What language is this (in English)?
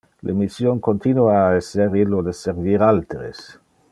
Interlingua